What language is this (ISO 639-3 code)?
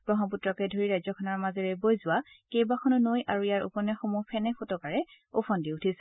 asm